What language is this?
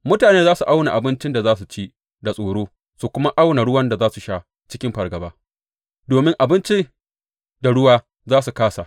Hausa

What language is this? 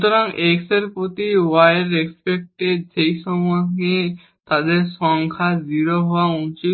Bangla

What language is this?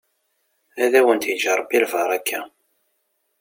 Kabyle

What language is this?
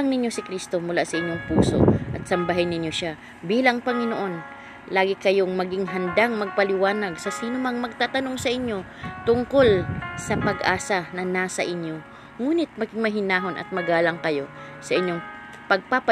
Filipino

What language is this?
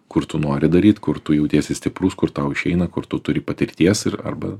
Lithuanian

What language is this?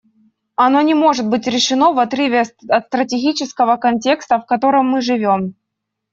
Russian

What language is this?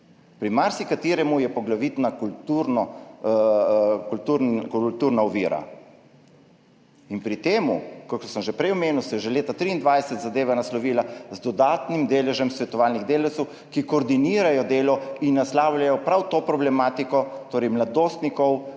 Slovenian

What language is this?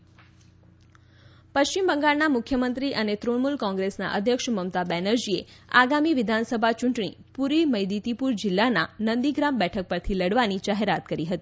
Gujarati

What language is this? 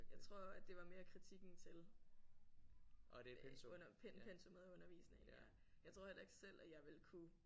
Danish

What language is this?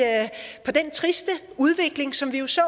Danish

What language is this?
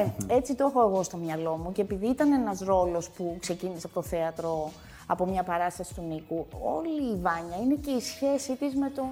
Greek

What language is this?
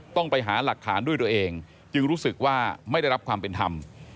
Thai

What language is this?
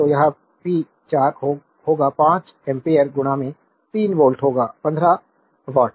Hindi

